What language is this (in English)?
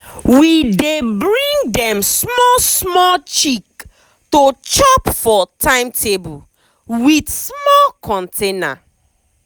Nigerian Pidgin